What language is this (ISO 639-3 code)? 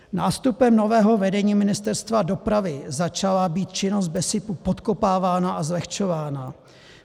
ces